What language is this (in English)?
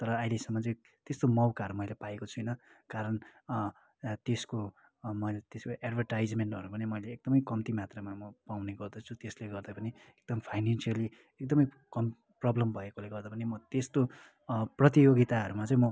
Nepali